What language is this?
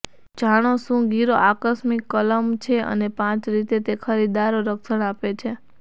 Gujarati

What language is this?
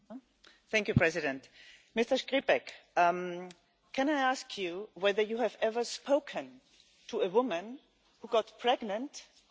English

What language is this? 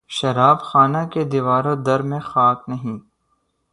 Urdu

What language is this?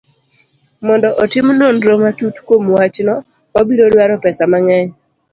Luo (Kenya and Tanzania)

